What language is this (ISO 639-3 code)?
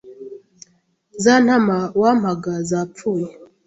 kin